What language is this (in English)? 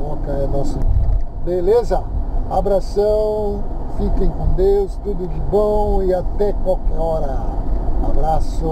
Portuguese